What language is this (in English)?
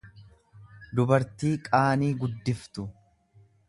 Oromo